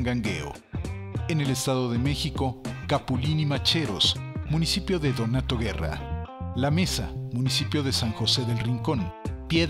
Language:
Spanish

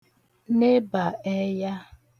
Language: Igbo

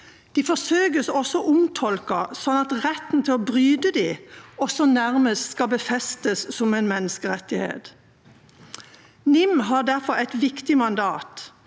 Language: Norwegian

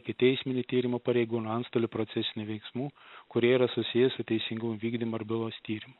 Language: Lithuanian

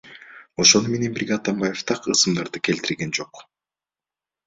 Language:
Kyrgyz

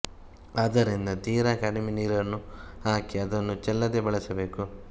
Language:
Kannada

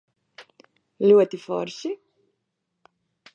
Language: Latvian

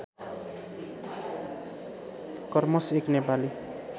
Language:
Nepali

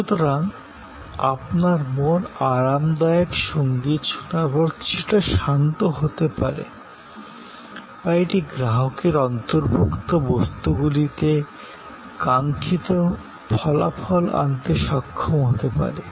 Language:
Bangla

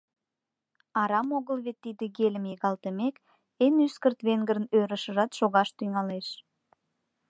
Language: Mari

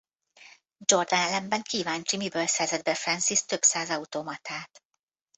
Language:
Hungarian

